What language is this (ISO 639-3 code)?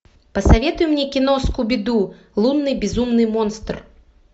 rus